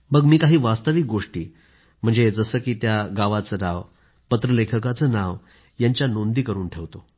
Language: Marathi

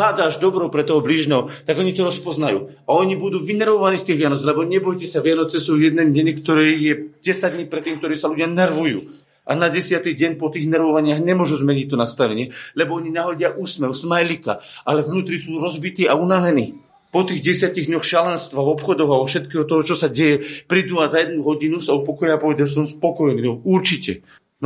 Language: Slovak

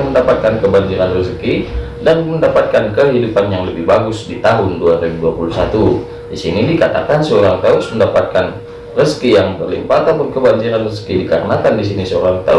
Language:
Indonesian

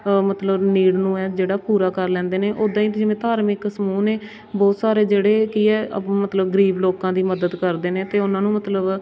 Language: Punjabi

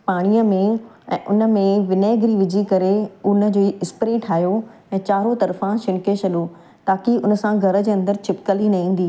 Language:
Sindhi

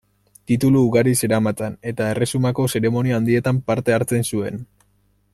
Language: Basque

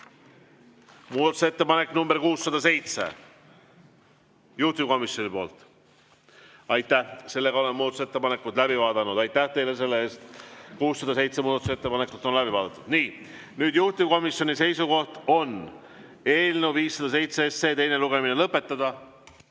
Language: Estonian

